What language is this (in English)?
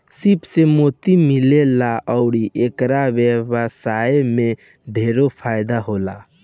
Bhojpuri